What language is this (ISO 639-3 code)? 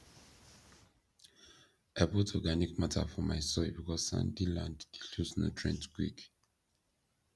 pcm